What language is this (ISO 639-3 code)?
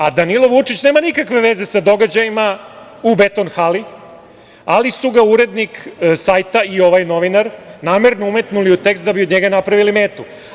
srp